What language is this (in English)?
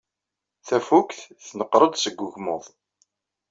Kabyle